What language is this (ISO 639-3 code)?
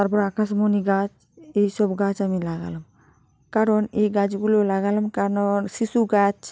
ben